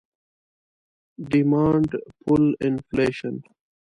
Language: Pashto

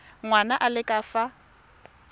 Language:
Tswana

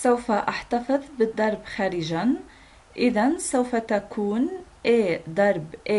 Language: Arabic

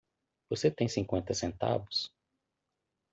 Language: Portuguese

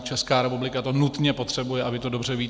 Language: Czech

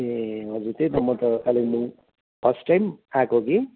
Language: Nepali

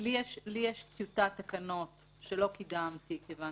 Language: Hebrew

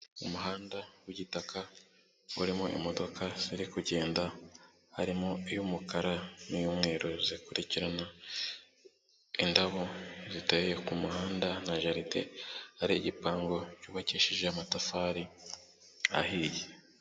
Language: Kinyarwanda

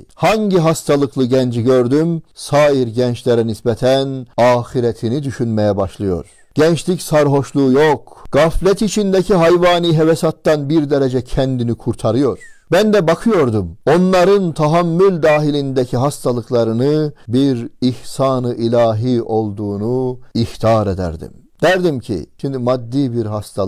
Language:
Turkish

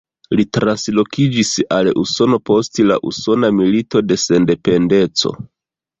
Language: Esperanto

